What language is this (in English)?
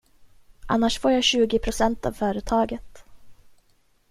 Swedish